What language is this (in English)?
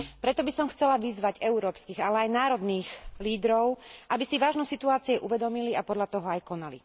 Slovak